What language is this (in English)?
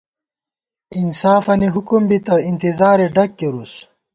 Gawar-Bati